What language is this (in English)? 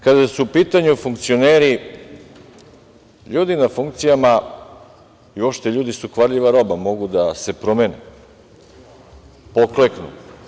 Serbian